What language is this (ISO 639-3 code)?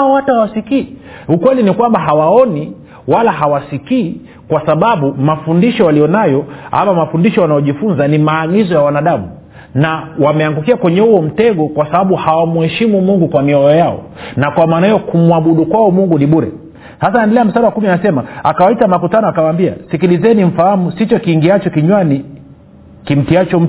swa